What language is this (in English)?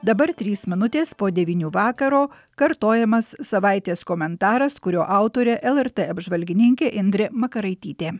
Lithuanian